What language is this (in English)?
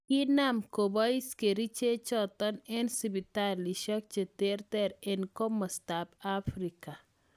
Kalenjin